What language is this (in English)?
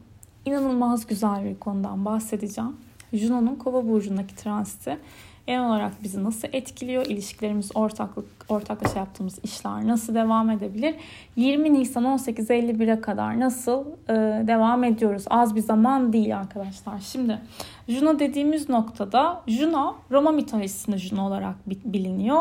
Turkish